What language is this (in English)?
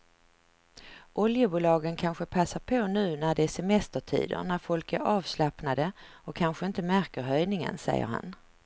Swedish